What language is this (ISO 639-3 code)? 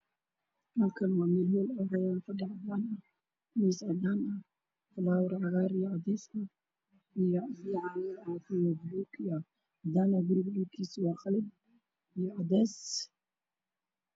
som